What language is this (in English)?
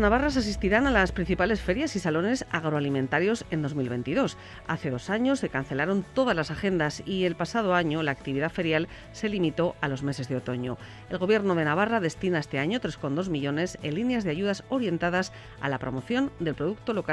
Spanish